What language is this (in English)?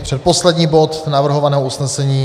Czech